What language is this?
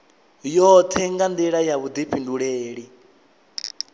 Venda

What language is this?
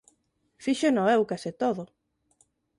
Galician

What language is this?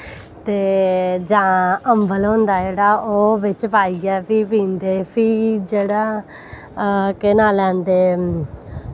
Dogri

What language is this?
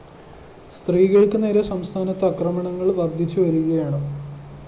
Malayalam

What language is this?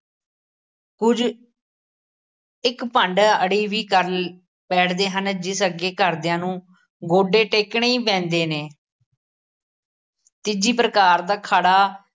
Punjabi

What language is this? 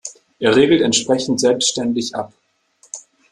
German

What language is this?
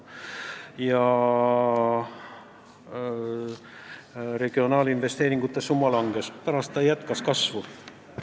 Estonian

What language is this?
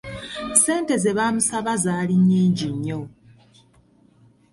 Ganda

